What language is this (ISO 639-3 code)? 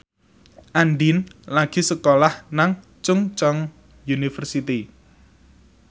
jav